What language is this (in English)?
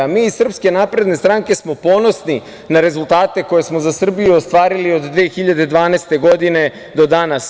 Serbian